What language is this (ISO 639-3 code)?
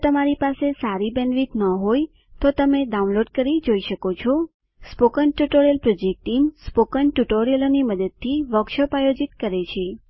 guj